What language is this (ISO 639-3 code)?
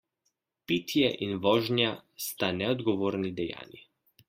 slv